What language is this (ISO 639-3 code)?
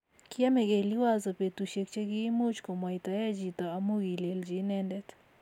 kln